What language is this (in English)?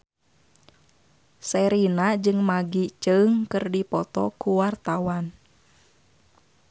Sundanese